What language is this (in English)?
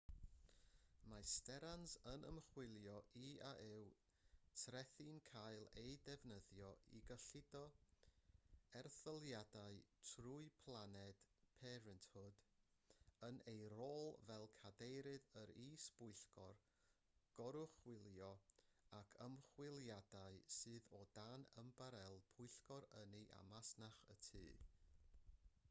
Welsh